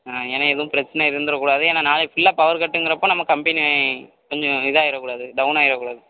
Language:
Tamil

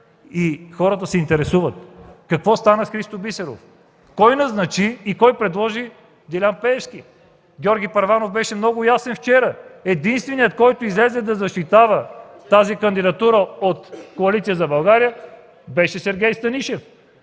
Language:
Bulgarian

